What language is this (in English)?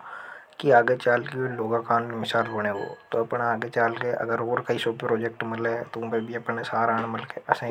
Hadothi